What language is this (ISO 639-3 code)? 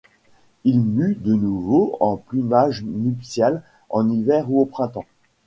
fra